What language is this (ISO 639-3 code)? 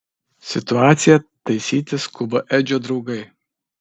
lit